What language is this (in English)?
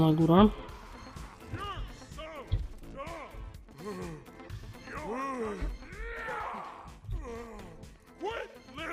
Polish